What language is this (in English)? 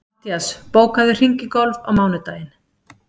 Icelandic